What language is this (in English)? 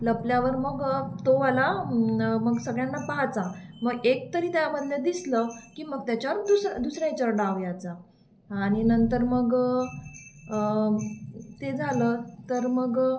Marathi